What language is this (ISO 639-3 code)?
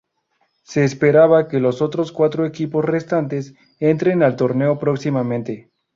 spa